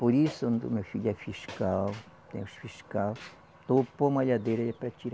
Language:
Portuguese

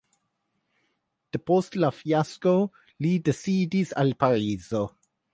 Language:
Esperanto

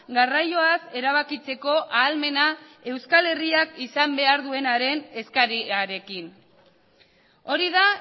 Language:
Basque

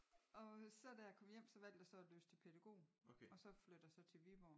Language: Danish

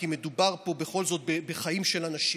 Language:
Hebrew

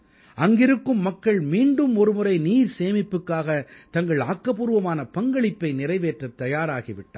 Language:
Tamil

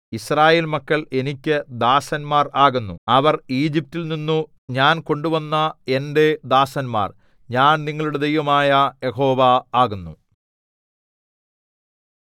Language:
Malayalam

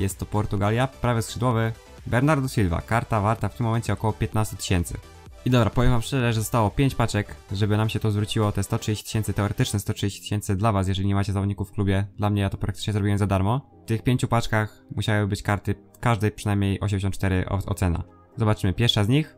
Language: Polish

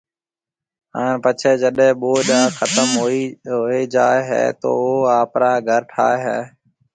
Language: Marwari (Pakistan)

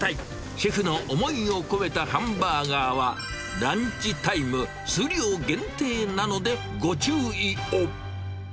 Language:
Japanese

